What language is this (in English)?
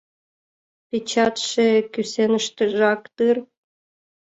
Mari